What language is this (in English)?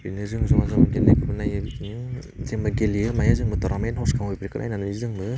Bodo